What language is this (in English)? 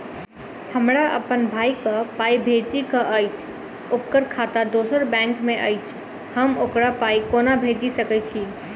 Maithili